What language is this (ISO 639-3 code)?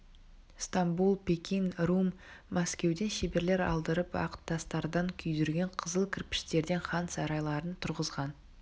kaz